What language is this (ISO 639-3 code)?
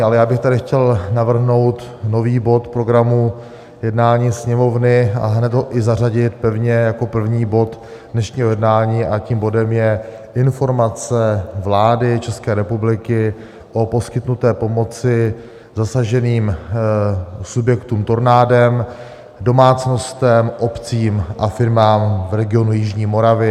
ces